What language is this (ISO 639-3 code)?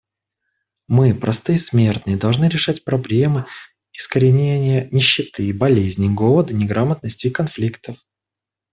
rus